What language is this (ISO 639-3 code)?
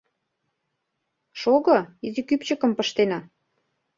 chm